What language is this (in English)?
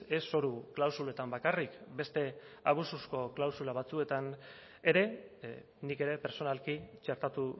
Basque